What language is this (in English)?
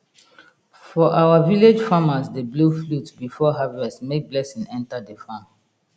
Nigerian Pidgin